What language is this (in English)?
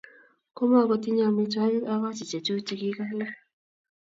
Kalenjin